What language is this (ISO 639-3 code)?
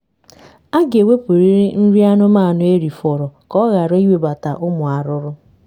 ibo